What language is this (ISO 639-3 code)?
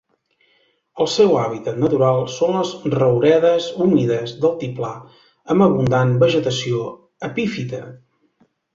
cat